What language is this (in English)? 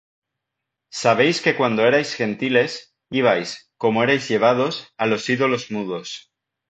Spanish